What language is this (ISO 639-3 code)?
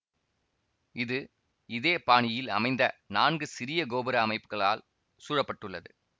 tam